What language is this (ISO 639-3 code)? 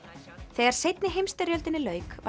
isl